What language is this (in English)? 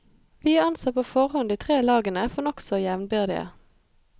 Norwegian